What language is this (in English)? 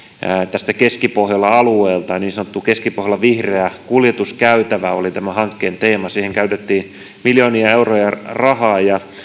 Finnish